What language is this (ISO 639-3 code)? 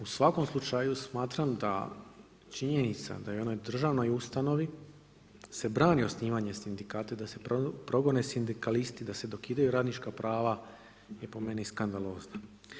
hrv